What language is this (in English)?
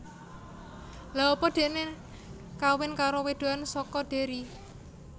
Javanese